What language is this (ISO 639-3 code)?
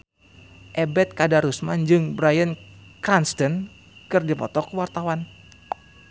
sun